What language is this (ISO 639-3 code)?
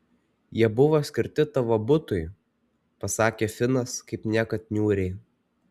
lit